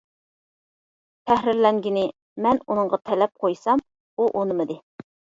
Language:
Uyghur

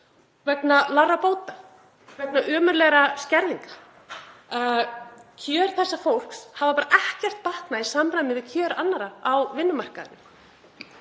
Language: Icelandic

